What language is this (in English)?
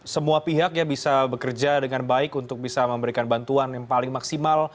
Indonesian